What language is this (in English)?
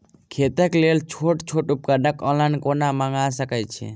Maithili